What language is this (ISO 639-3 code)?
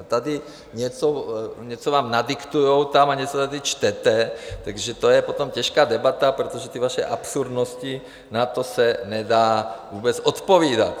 ces